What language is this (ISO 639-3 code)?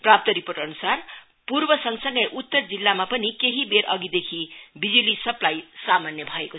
nep